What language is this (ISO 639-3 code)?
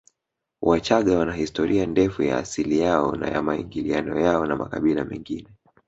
swa